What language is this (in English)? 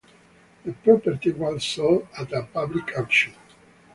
English